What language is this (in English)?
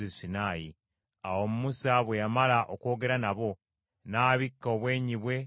Ganda